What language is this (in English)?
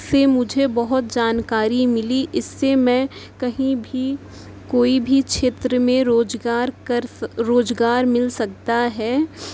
Urdu